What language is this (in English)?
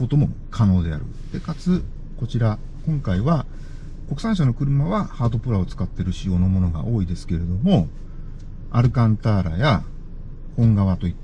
Japanese